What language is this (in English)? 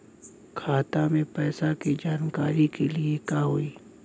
Bhojpuri